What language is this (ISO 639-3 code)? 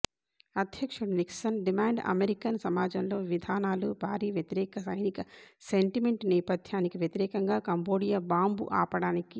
tel